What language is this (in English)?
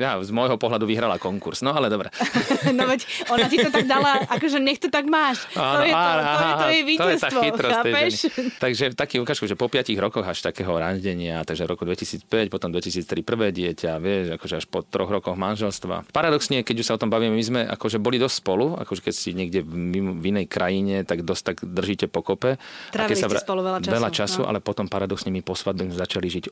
Slovak